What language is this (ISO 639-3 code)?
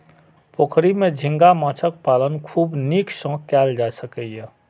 mai